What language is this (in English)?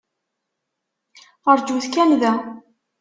Kabyle